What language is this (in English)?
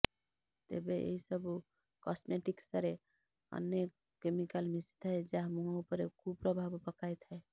Odia